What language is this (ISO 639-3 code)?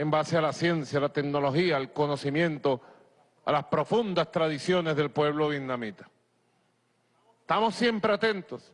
spa